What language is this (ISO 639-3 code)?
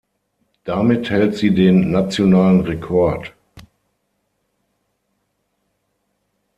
deu